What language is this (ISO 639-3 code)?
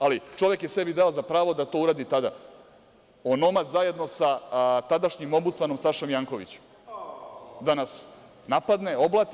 srp